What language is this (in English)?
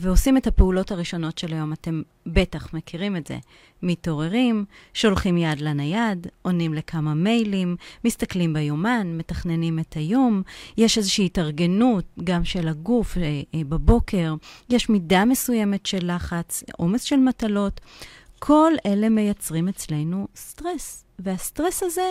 Hebrew